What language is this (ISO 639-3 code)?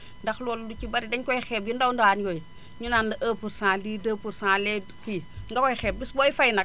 wol